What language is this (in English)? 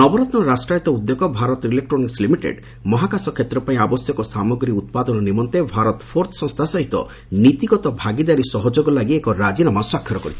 Odia